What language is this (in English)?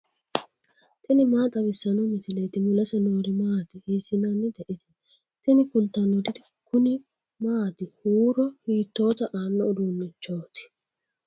Sidamo